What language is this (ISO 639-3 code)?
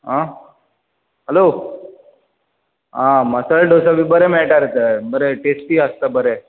kok